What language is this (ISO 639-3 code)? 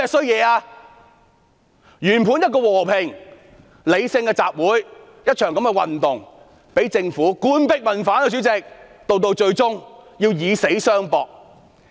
yue